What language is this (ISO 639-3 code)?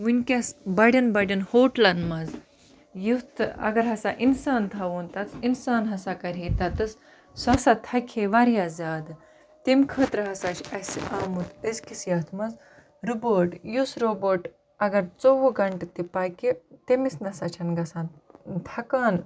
kas